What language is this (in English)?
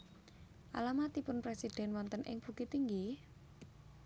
Javanese